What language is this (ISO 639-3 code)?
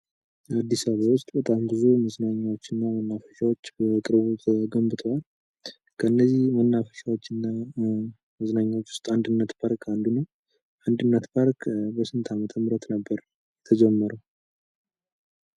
amh